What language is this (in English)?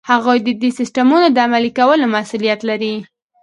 Pashto